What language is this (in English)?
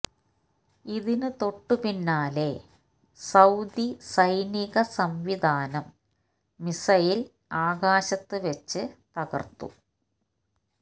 Malayalam